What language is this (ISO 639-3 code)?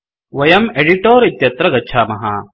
san